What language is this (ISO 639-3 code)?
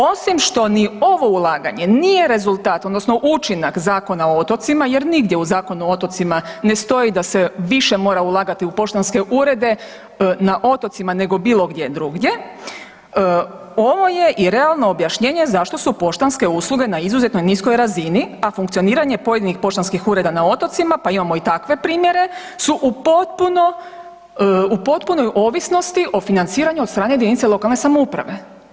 hrv